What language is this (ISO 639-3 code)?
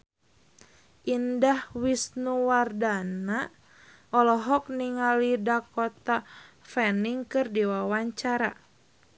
sun